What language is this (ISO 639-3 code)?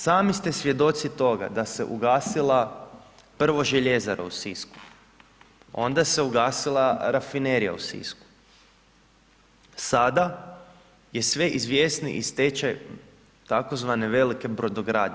hrv